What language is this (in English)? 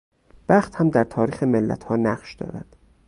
Persian